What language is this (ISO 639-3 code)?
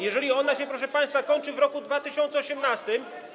pol